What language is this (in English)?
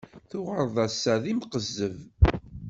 Kabyle